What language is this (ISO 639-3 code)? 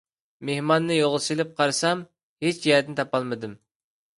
uig